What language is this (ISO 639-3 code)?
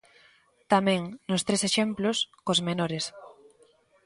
glg